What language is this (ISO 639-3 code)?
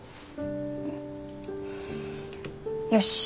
jpn